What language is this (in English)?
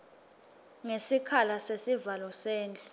Swati